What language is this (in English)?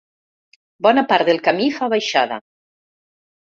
Catalan